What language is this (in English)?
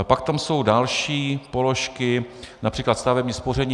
Czech